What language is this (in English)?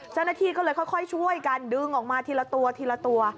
Thai